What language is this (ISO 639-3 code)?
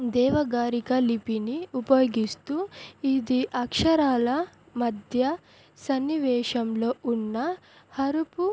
tel